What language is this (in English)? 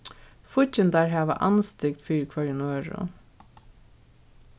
Faroese